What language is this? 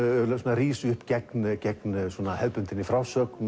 Icelandic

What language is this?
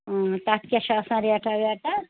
Kashmiri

